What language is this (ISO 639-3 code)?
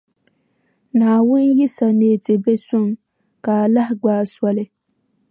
dag